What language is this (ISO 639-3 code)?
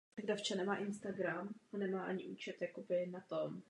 ces